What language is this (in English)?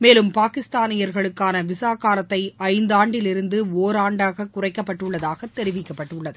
Tamil